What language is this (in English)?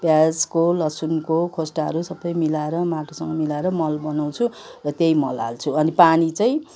Nepali